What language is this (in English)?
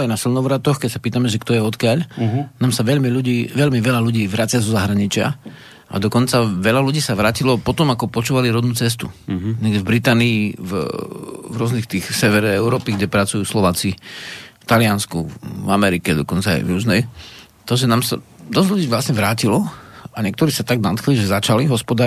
Slovak